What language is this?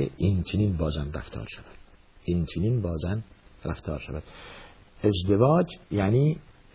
Persian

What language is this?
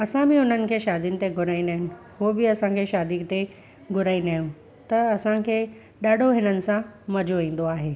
Sindhi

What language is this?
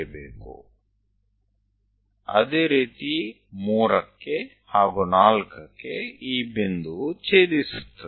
Gujarati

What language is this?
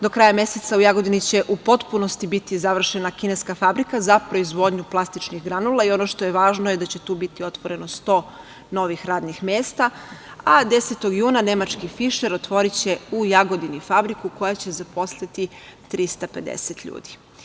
Serbian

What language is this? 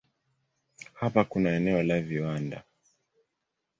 Swahili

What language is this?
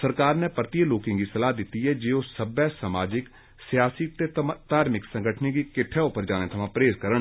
Dogri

